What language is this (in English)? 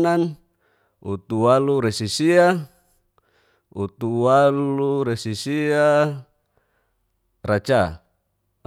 Geser-Gorom